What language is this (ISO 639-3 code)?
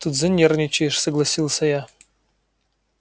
rus